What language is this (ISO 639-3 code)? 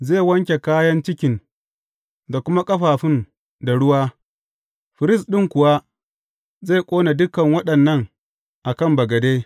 hau